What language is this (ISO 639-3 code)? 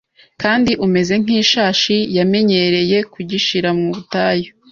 kin